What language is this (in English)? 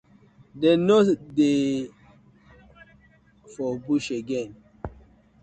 Nigerian Pidgin